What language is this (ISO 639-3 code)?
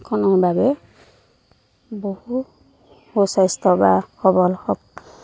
asm